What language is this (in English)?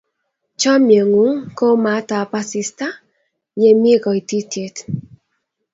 Kalenjin